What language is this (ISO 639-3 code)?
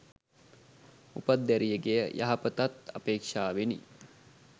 sin